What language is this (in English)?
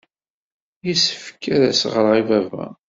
Kabyle